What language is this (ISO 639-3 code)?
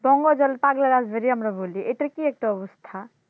ben